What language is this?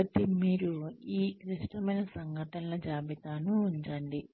Telugu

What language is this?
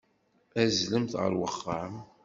Kabyle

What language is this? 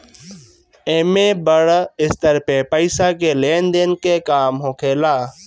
Bhojpuri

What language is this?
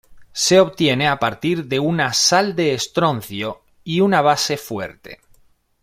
Spanish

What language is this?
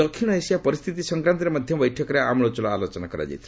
Odia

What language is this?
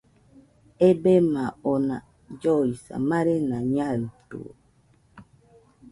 Nüpode Huitoto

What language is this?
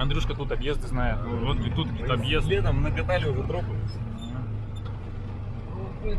Russian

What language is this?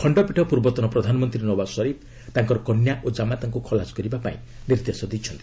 Odia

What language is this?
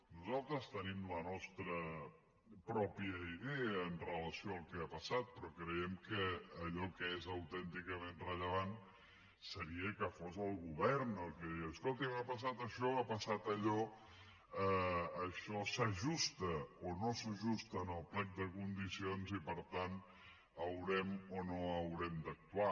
Catalan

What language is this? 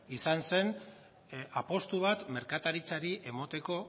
Basque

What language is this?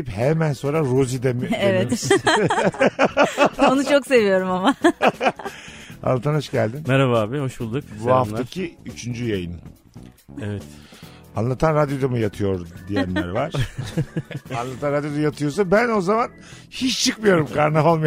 Turkish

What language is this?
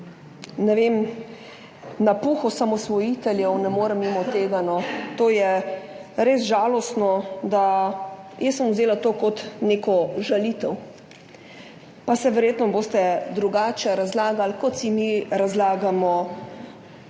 Slovenian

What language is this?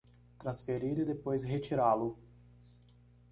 Portuguese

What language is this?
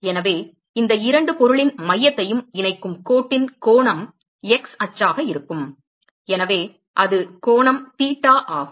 Tamil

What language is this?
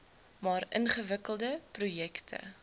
Afrikaans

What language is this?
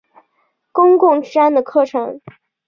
Chinese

